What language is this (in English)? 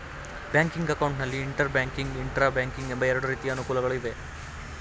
Kannada